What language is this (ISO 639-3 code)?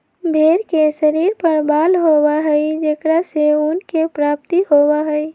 mag